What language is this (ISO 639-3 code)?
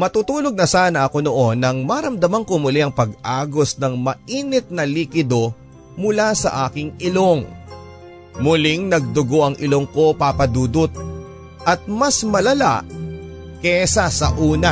fil